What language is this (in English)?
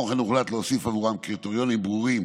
Hebrew